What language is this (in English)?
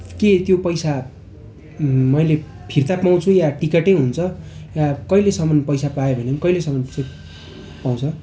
Nepali